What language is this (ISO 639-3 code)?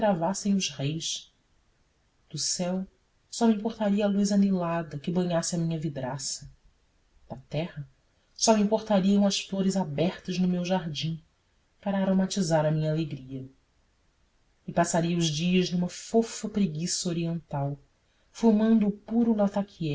por